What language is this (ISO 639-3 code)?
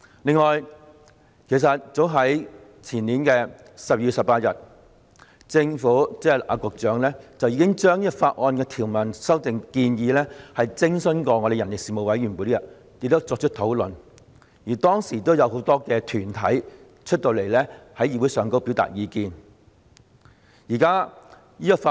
yue